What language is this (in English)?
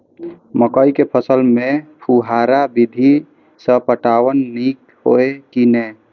Maithili